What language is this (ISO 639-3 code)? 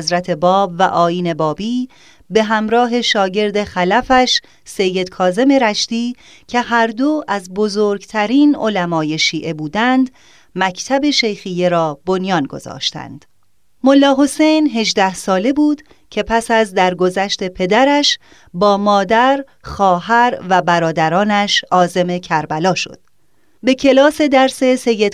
fas